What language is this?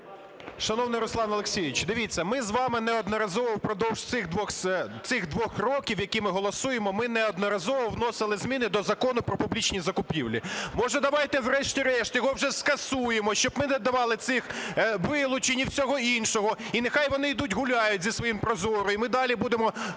Ukrainian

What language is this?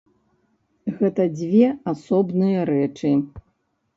Belarusian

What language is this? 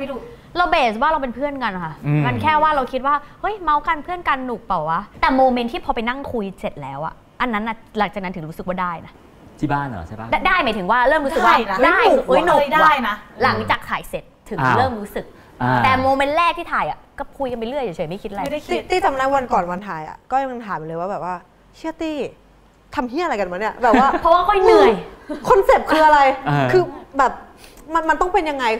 Thai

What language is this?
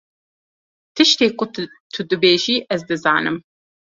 Kurdish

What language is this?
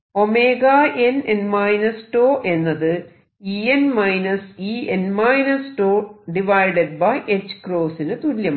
Malayalam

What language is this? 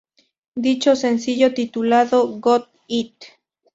Spanish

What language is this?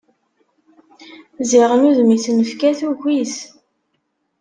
Kabyle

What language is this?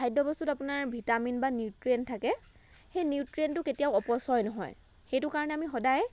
Assamese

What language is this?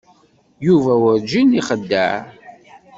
Kabyle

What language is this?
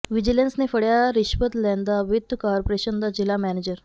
Punjabi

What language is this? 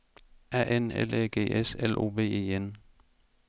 Danish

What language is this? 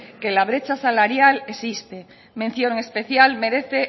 Spanish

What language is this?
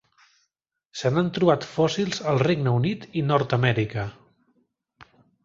Catalan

